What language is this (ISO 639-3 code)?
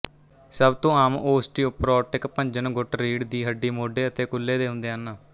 pan